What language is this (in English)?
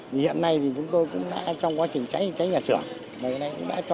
Vietnamese